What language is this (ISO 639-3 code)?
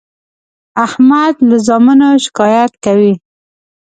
pus